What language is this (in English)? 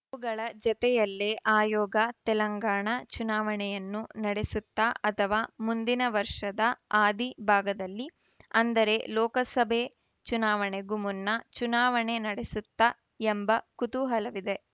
Kannada